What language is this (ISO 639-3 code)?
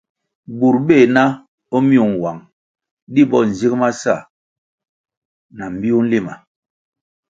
nmg